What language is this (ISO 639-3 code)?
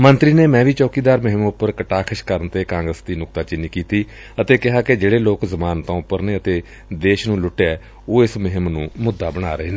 pan